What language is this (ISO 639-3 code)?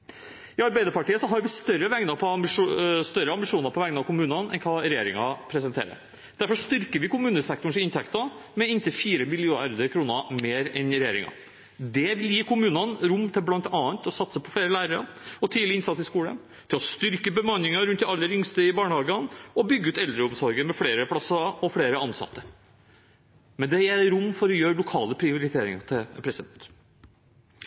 nob